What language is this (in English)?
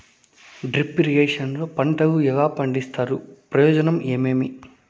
Telugu